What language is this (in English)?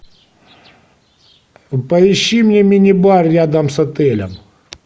Russian